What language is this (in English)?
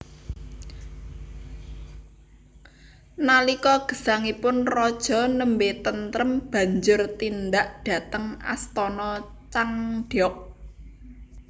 Javanese